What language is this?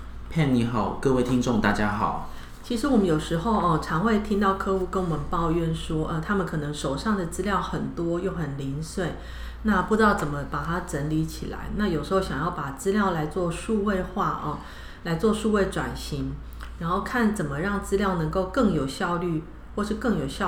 Chinese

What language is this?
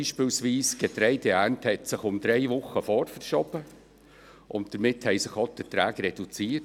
Swiss German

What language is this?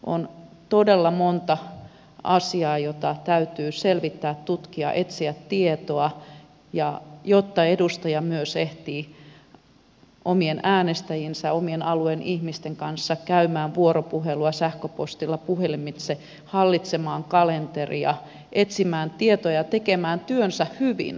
Finnish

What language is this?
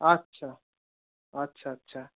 Bangla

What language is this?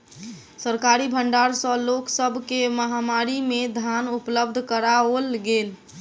Maithili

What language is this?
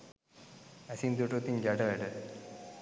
Sinhala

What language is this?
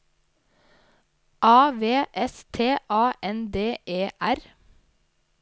Norwegian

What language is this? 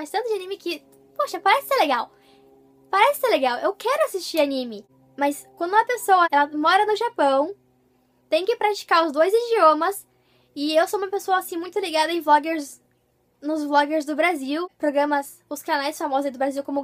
Portuguese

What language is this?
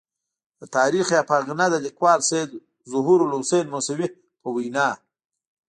Pashto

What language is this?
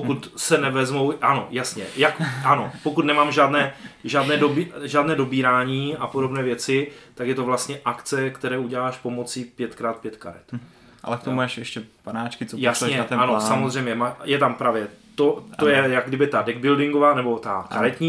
Czech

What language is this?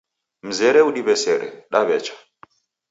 Taita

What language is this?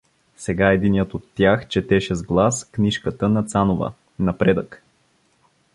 Bulgarian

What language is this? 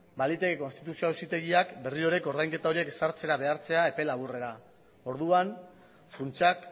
Basque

